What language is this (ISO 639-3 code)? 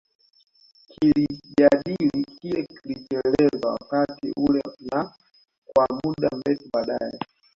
swa